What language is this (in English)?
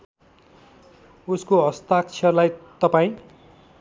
Nepali